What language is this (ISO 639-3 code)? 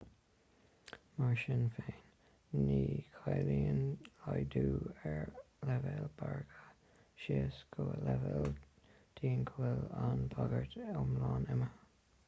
gle